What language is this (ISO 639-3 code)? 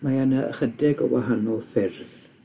cym